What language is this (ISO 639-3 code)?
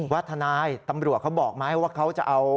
tha